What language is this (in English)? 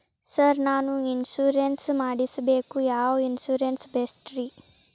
Kannada